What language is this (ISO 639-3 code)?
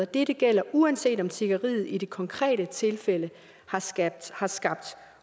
dan